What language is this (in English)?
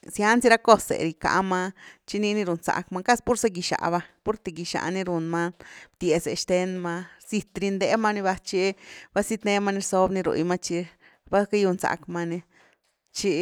Güilá Zapotec